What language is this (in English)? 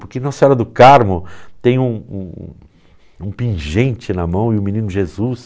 Portuguese